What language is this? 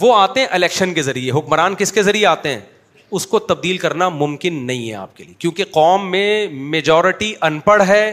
Urdu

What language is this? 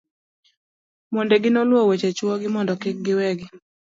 Luo (Kenya and Tanzania)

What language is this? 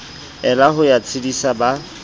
Southern Sotho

